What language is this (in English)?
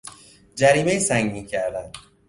Persian